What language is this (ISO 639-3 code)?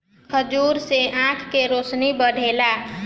bho